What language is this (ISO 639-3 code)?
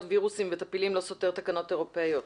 heb